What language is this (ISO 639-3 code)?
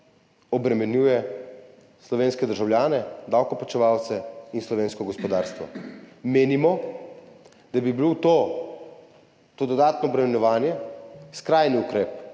slv